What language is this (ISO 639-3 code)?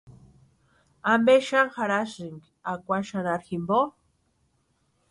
pua